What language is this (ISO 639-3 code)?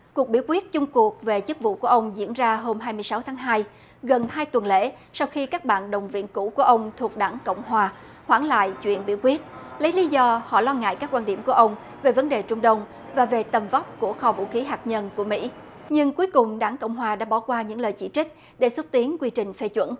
vie